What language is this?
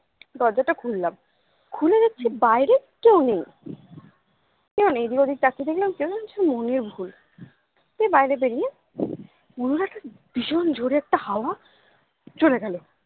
Bangla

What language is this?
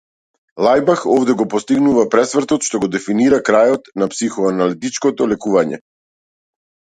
Macedonian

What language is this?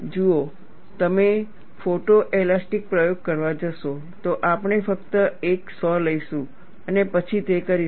Gujarati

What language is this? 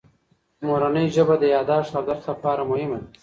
Pashto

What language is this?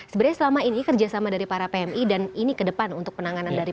Indonesian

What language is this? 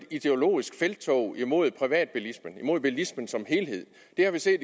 Danish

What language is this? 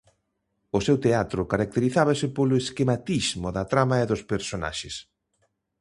Galician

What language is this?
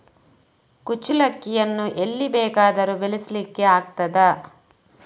Kannada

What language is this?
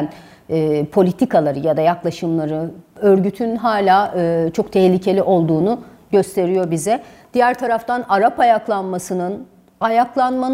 Turkish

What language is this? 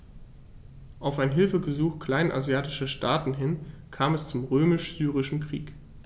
German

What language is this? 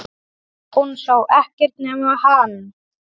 Icelandic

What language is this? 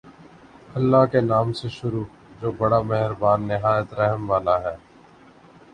Urdu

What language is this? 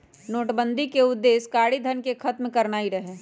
Magahi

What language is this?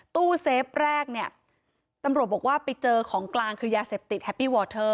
Thai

